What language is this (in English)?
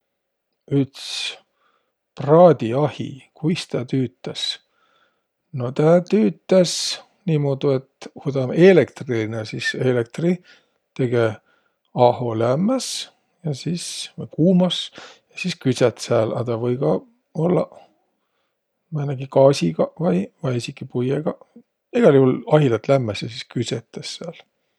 Võro